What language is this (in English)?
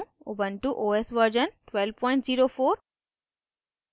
Hindi